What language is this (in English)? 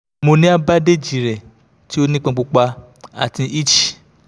Yoruba